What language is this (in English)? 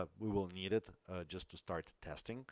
English